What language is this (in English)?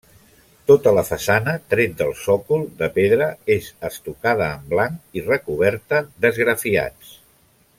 Catalan